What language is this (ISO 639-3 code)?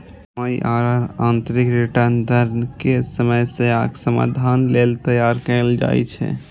mai